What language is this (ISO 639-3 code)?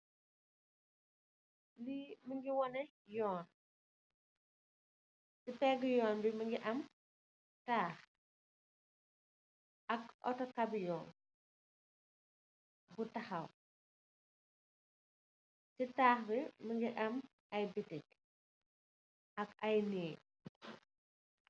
wol